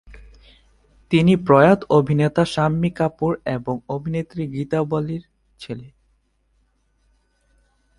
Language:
Bangla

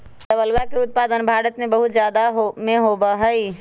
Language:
Magahi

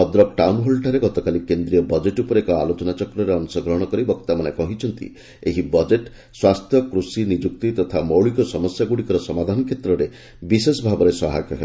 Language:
Odia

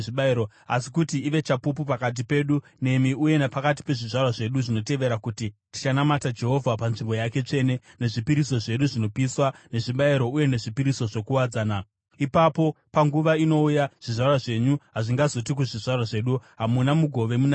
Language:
Shona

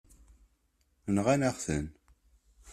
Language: Kabyle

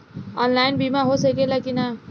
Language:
Bhojpuri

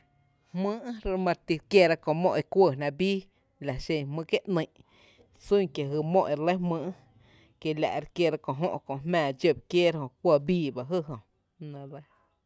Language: Tepinapa Chinantec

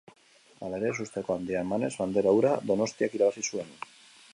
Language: Basque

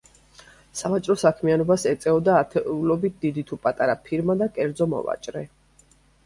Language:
Georgian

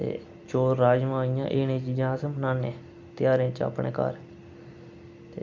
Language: Dogri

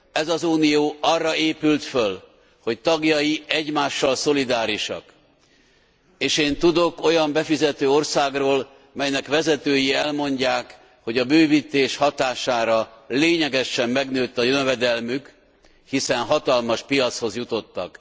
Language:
Hungarian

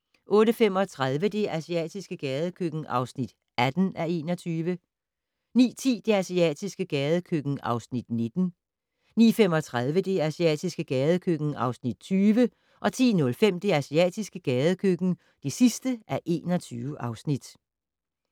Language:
Danish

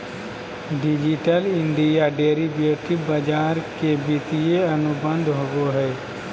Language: Magahi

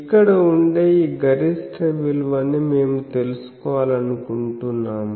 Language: Telugu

